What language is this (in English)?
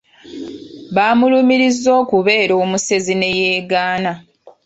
Ganda